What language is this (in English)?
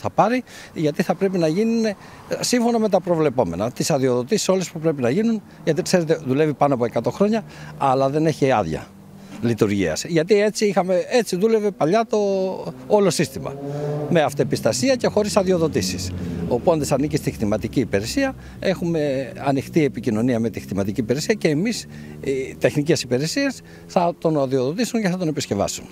Greek